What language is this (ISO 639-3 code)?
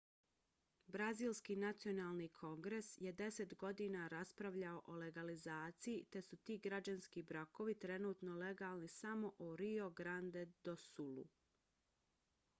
bos